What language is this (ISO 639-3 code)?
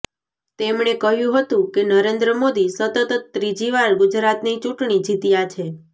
guj